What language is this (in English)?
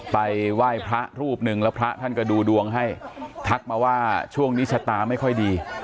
Thai